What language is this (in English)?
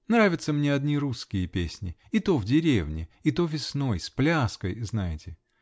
Russian